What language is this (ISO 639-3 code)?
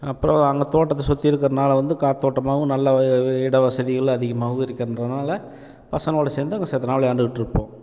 tam